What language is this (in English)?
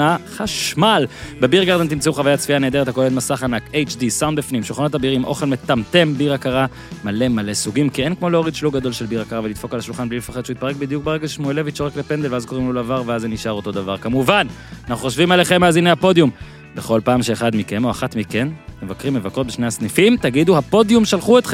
Hebrew